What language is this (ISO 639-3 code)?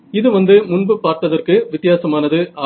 tam